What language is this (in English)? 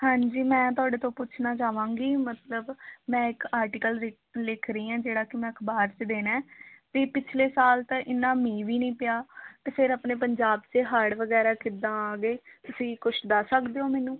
Punjabi